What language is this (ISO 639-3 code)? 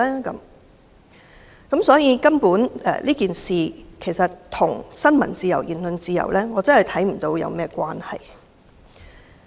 yue